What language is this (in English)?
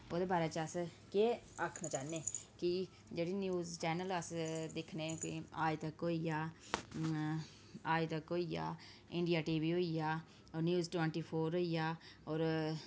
Dogri